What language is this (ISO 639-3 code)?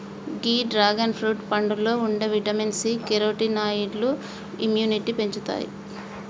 tel